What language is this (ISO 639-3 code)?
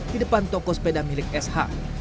ind